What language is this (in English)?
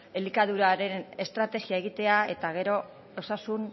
Basque